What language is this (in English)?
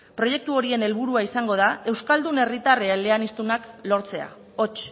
Basque